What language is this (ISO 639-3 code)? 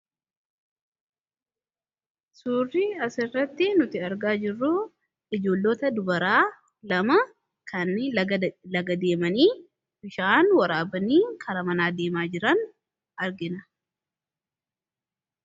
orm